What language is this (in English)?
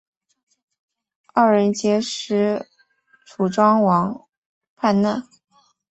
Chinese